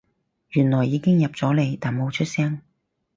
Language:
Cantonese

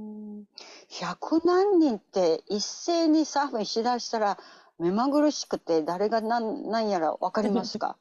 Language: Japanese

